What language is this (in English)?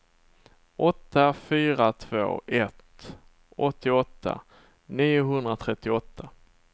Swedish